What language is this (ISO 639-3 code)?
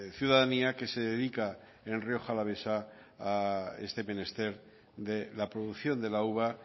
spa